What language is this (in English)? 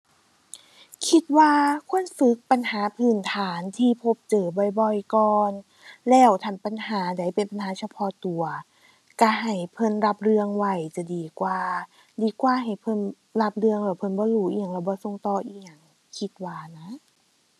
Thai